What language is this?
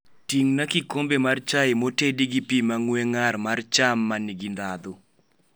Luo (Kenya and Tanzania)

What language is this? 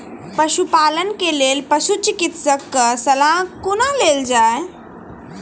Maithili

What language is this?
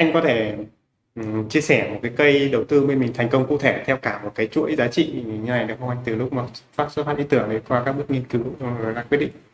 Vietnamese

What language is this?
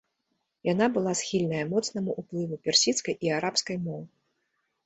Belarusian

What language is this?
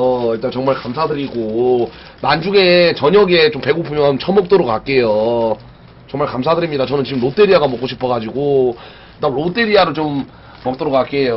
Korean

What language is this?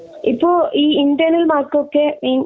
Malayalam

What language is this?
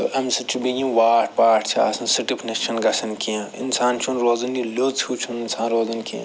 Kashmiri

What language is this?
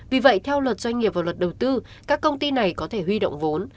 Vietnamese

